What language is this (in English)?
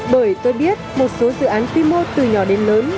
Vietnamese